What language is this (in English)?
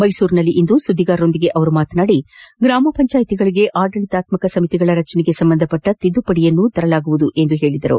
Kannada